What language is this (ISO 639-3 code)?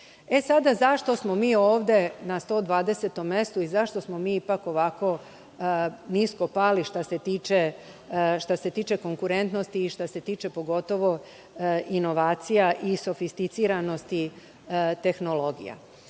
srp